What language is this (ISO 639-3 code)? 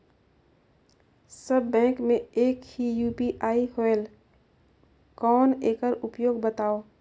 hne